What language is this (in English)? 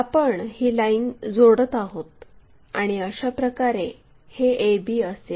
Marathi